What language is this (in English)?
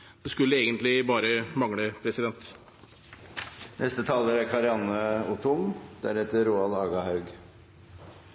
Norwegian Bokmål